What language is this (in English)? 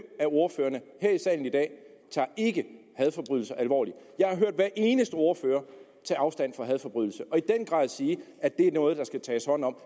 Danish